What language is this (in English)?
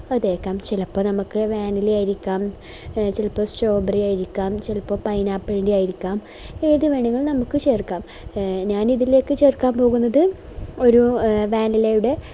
Malayalam